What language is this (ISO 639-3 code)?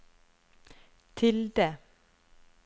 nor